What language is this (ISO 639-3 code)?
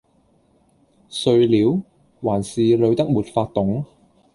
yue